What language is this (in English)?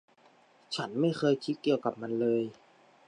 Thai